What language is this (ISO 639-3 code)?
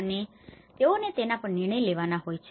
guj